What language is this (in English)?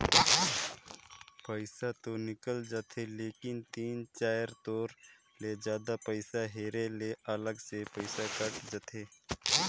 Chhattisgarhi